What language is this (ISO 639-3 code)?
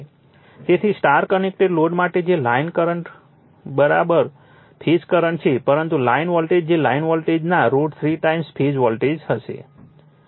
guj